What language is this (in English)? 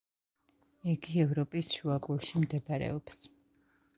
Georgian